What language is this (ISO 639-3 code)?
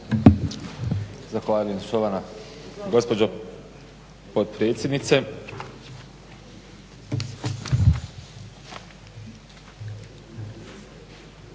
hrv